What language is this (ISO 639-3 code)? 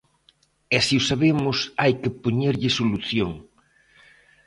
glg